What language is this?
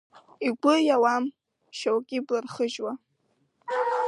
Abkhazian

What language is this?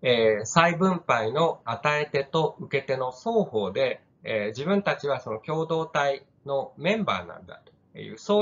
Japanese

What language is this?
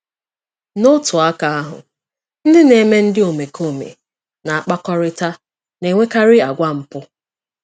Igbo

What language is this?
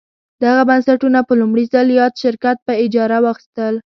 Pashto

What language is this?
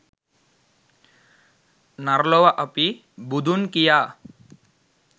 Sinhala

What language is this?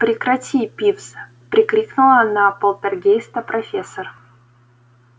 Russian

